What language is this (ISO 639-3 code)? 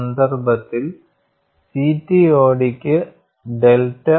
mal